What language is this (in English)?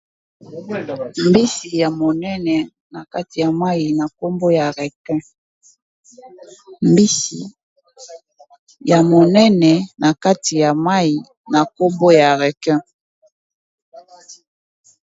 Lingala